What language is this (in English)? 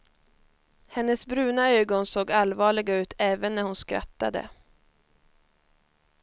Swedish